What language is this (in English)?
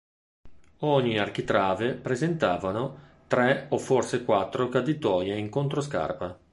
Italian